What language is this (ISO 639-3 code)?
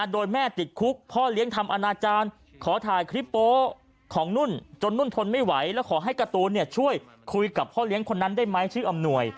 tha